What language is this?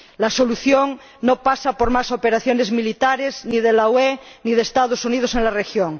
Spanish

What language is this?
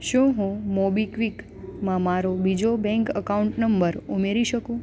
Gujarati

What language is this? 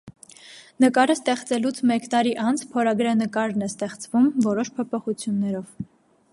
Armenian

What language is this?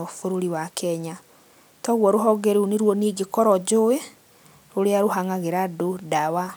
Kikuyu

